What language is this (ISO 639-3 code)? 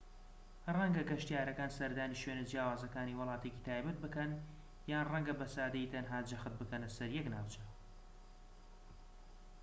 ckb